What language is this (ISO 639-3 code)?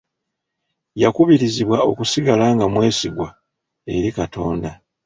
lug